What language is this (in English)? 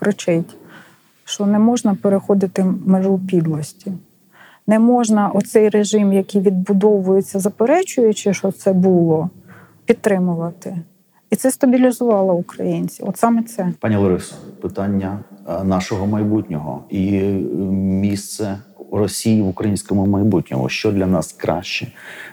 Ukrainian